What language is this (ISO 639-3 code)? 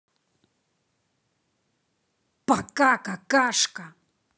rus